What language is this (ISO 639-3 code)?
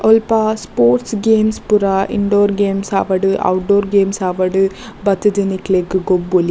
tcy